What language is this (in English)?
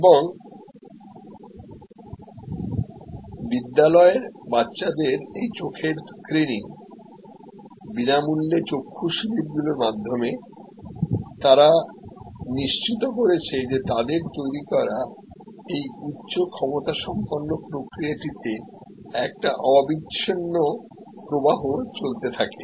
Bangla